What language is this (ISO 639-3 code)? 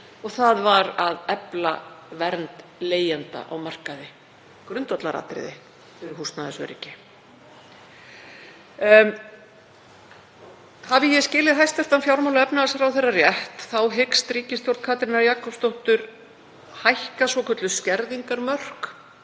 isl